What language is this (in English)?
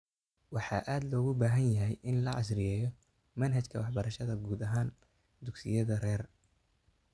Somali